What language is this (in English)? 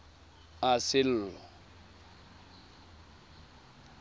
Tswana